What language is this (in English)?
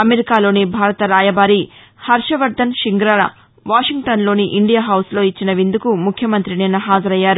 Telugu